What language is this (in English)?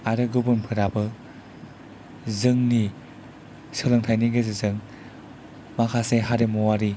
Bodo